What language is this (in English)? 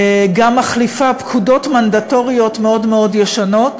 Hebrew